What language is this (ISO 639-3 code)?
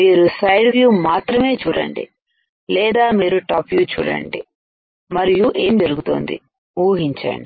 tel